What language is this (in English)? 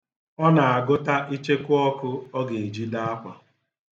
Igbo